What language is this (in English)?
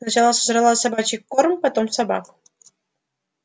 Russian